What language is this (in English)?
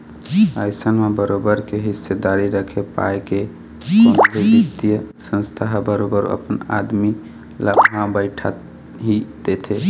Chhattisgarhi